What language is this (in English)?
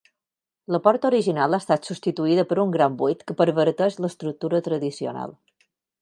Catalan